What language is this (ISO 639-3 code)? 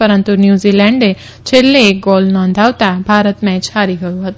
guj